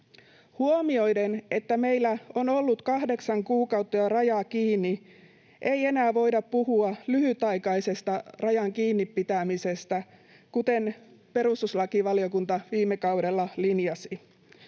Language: Finnish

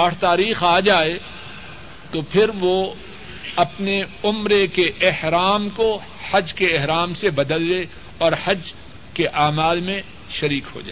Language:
Urdu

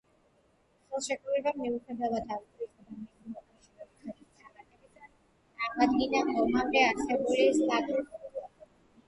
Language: Georgian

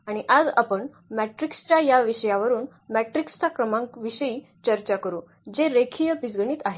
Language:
Marathi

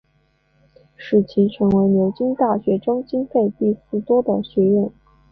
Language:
Chinese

